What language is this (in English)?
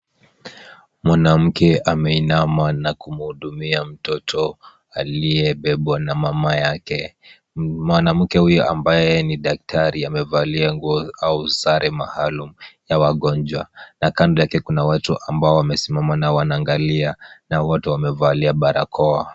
Swahili